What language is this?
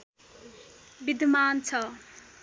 Nepali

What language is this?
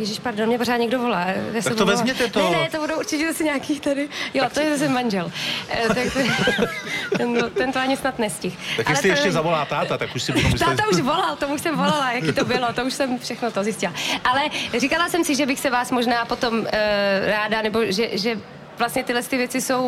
Czech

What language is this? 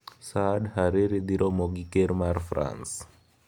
Luo (Kenya and Tanzania)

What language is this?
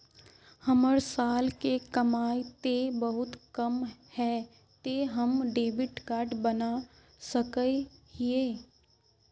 Magahi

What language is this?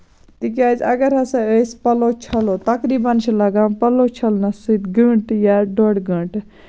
Kashmiri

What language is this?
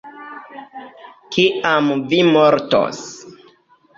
Esperanto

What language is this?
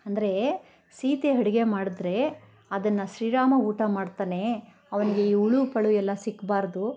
Kannada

